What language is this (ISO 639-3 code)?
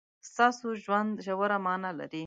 pus